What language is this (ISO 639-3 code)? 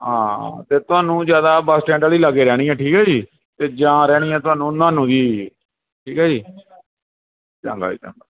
pan